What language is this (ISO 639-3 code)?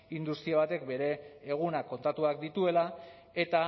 eus